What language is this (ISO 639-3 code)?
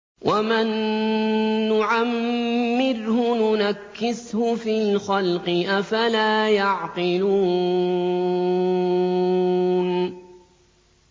ara